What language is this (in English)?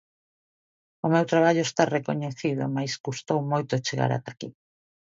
Galician